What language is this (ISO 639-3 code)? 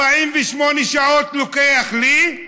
heb